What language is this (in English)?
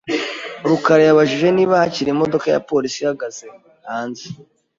Kinyarwanda